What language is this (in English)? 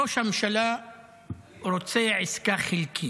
Hebrew